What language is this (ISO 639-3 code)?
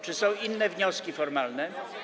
pol